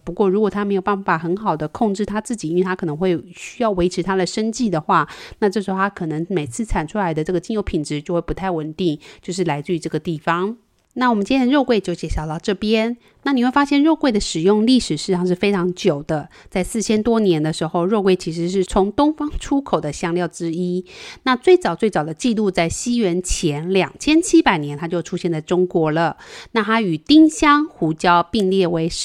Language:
Chinese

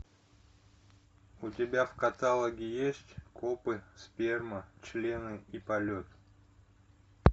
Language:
Russian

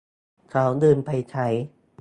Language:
Thai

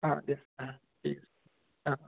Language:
Assamese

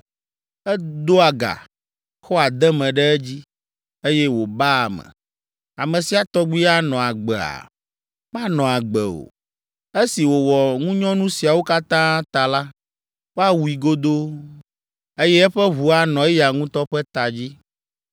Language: Ewe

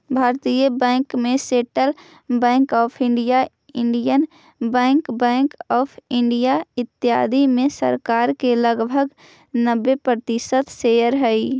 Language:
Magahi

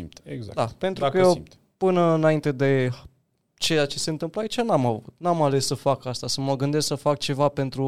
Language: Romanian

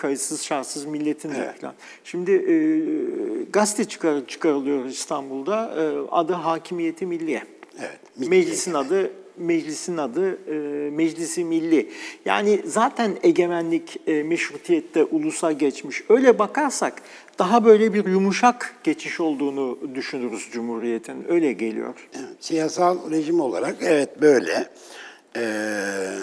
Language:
Turkish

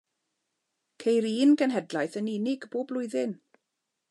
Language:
Welsh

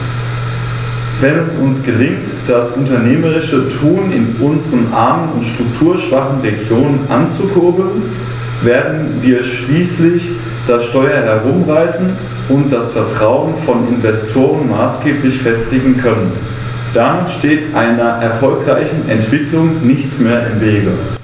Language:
German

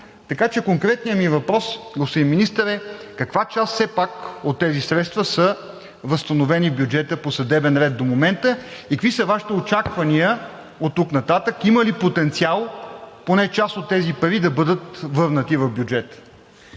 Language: Bulgarian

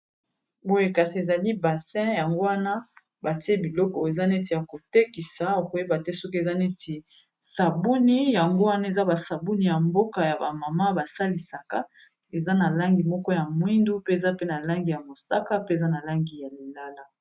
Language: Lingala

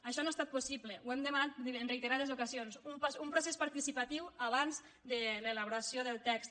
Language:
Catalan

